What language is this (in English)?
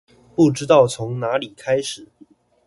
Chinese